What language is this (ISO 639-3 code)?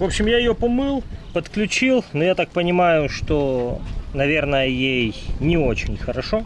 rus